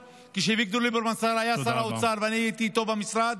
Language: Hebrew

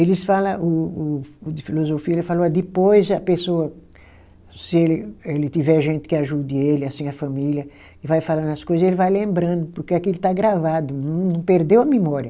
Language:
Portuguese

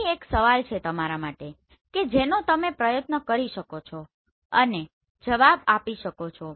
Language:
Gujarati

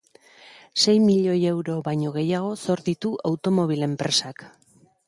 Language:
Basque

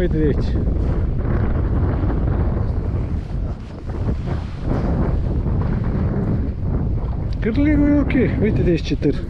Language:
Romanian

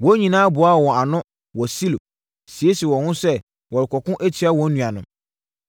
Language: Akan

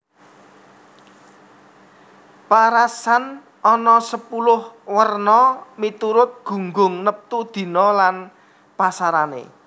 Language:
Javanese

